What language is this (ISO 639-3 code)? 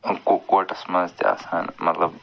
kas